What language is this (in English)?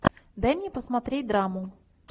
Russian